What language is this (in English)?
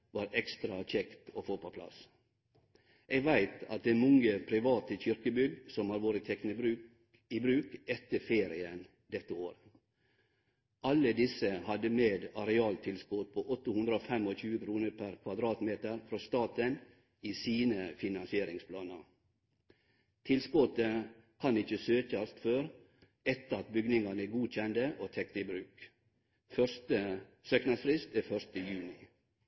Norwegian Nynorsk